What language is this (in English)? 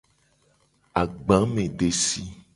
Gen